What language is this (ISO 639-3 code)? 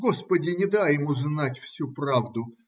rus